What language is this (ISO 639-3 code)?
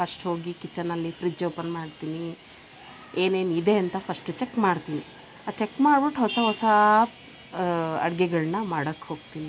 kan